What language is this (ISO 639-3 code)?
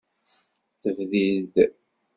kab